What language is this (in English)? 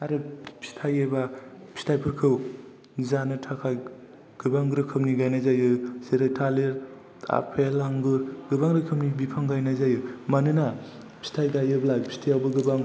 Bodo